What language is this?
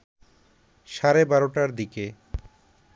Bangla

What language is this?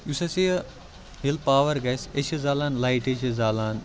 Kashmiri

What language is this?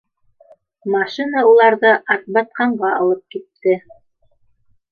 Bashkir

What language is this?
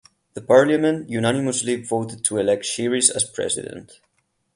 English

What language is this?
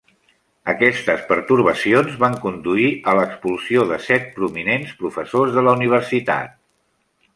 Catalan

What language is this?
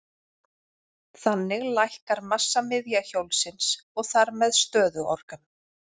Icelandic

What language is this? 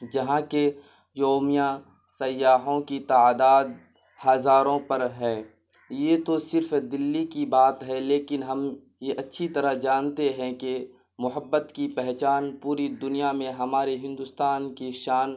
Urdu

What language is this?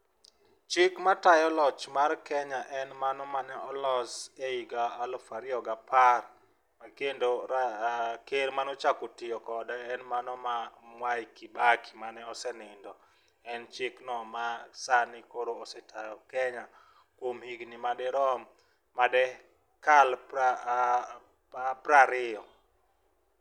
Luo (Kenya and Tanzania)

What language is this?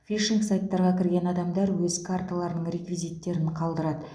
Kazakh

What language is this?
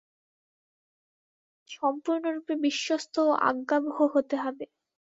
Bangla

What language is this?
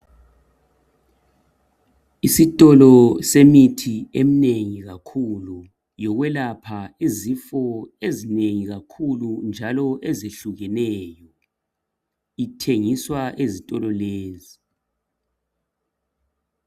North Ndebele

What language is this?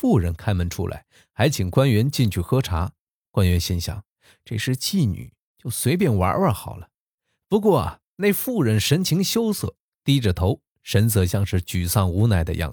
Chinese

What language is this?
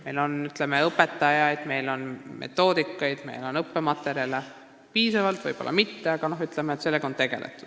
Estonian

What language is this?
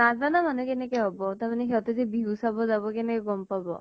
Assamese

